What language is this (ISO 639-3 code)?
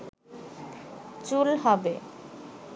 ben